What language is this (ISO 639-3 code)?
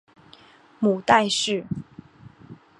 zho